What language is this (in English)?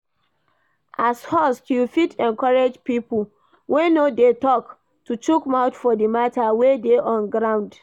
Nigerian Pidgin